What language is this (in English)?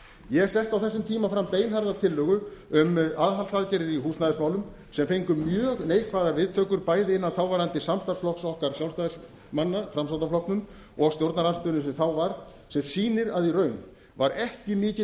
Icelandic